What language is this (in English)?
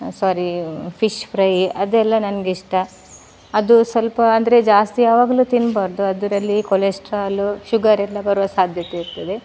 Kannada